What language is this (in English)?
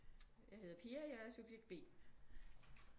Danish